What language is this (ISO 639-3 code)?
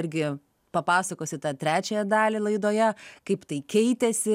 lit